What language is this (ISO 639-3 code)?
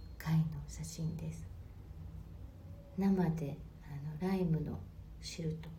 jpn